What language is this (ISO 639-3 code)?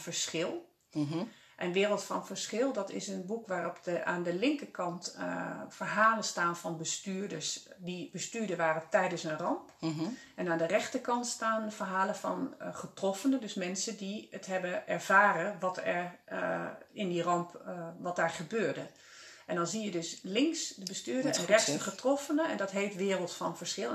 nld